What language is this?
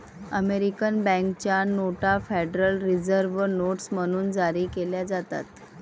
Marathi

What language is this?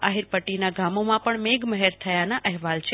Gujarati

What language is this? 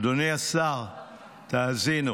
Hebrew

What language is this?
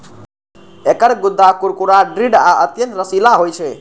Maithili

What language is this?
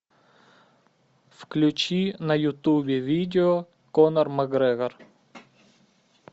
Russian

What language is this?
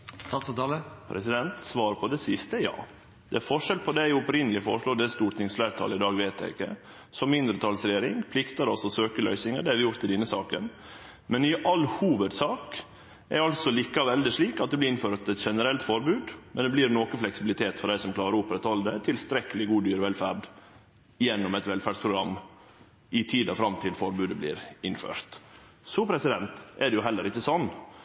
Norwegian Nynorsk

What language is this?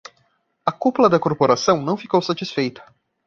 Portuguese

